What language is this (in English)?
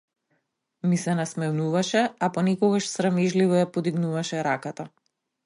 Macedonian